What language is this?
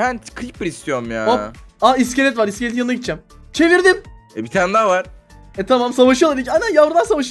Turkish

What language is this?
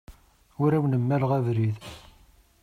Kabyle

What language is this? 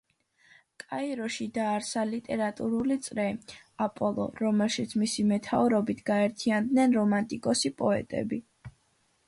Georgian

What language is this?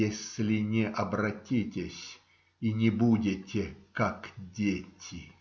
Russian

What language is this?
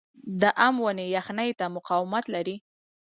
Pashto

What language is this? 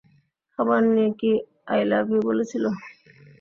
Bangla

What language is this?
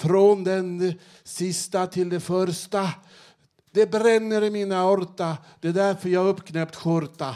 Swedish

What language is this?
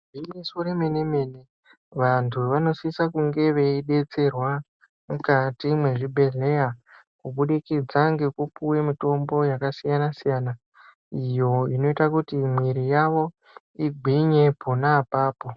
Ndau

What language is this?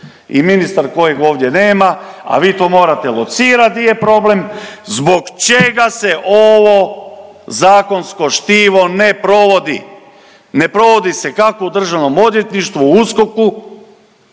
Croatian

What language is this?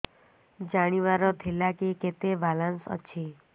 Odia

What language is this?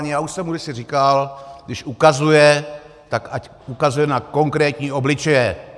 Czech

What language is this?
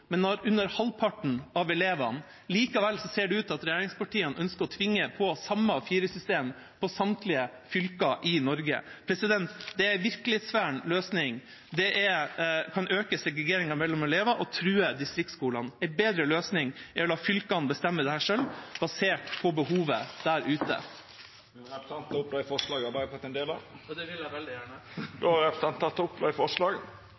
Norwegian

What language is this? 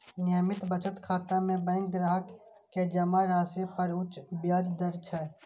Maithili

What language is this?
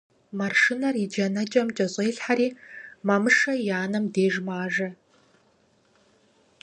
Kabardian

